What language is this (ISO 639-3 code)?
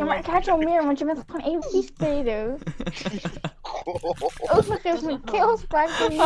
nld